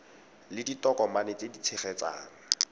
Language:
Tswana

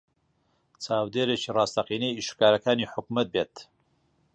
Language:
Central Kurdish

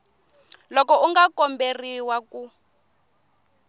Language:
Tsonga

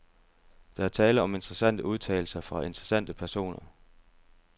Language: Danish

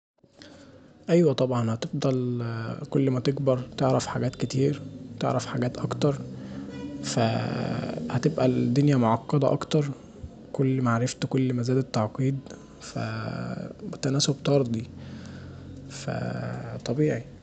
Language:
Egyptian Arabic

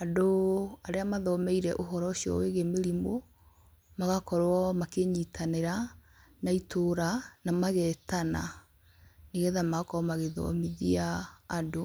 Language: Kikuyu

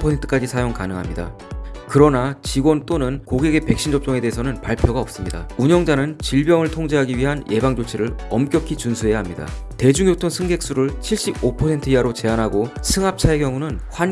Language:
Korean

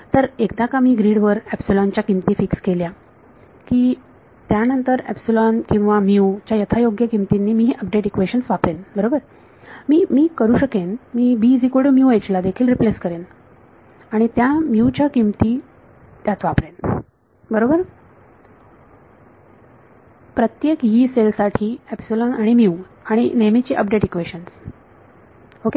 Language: Marathi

